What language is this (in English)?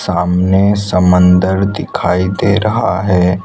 Hindi